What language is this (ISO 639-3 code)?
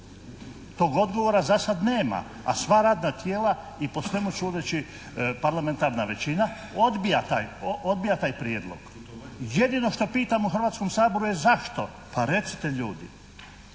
hrv